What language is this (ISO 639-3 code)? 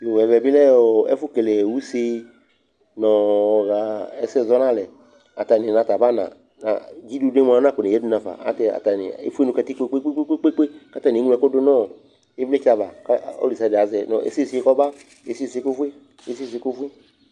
kpo